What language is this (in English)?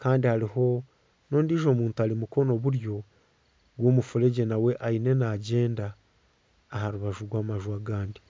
Nyankole